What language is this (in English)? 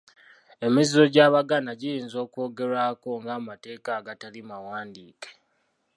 Ganda